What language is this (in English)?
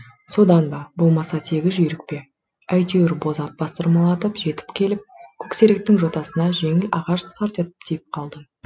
Kazakh